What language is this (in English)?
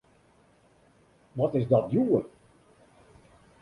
Western Frisian